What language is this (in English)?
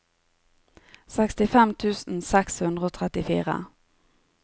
Norwegian